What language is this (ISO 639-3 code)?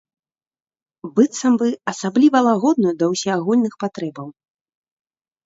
bel